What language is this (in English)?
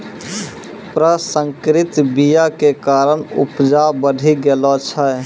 Maithili